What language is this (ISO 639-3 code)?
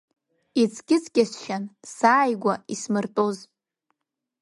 abk